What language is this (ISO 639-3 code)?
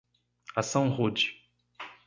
por